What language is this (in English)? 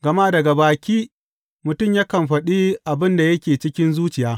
Hausa